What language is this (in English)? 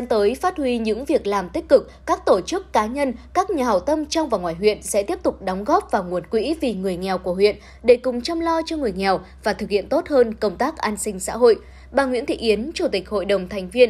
Vietnamese